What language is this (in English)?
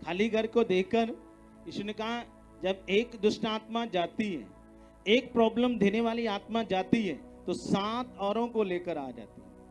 Hindi